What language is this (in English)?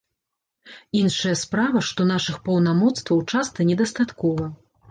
Belarusian